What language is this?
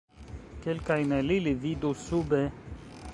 Esperanto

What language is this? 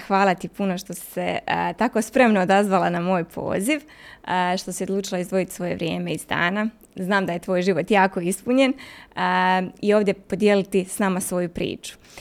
Croatian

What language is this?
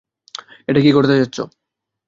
Bangla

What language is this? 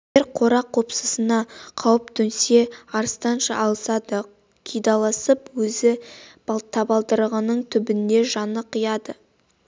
Kazakh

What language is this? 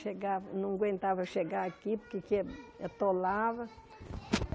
Portuguese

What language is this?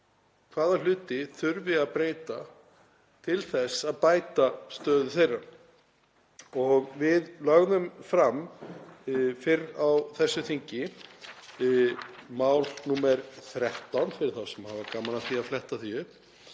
Icelandic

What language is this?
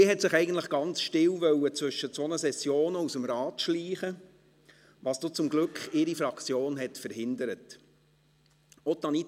Swiss German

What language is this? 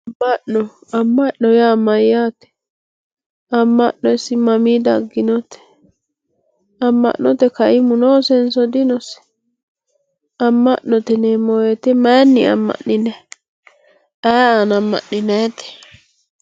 Sidamo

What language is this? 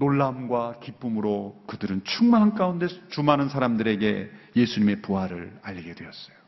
Korean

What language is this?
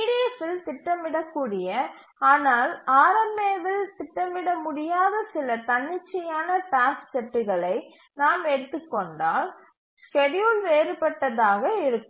Tamil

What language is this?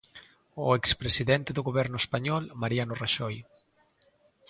Galician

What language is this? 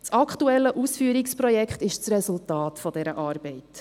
Swiss German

